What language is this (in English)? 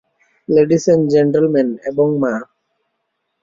Bangla